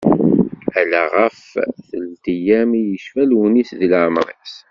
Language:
Kabyle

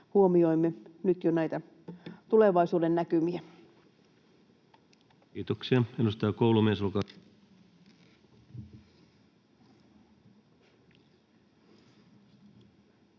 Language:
Finnish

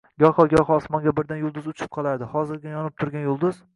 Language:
Uzbek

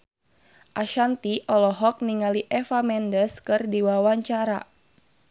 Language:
Sundanese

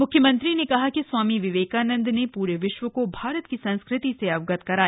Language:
Hindi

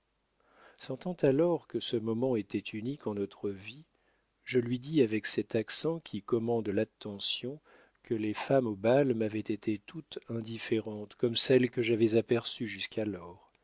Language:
French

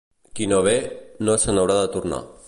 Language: Catalan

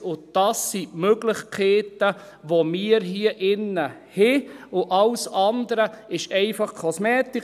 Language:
Swiss German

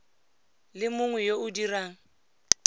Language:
Tswana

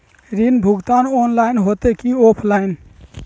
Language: Magahi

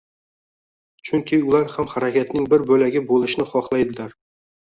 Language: Uzbek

